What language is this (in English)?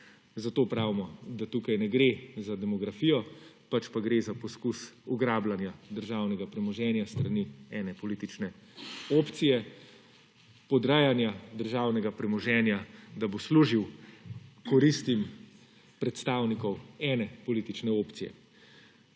Slovenian